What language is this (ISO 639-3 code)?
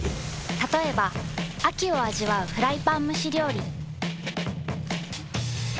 jpn